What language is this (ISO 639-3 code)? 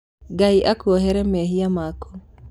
kik